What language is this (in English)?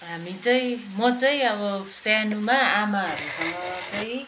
Nepali